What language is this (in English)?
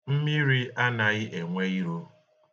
Igbo